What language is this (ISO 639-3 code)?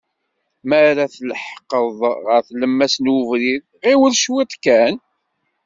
kab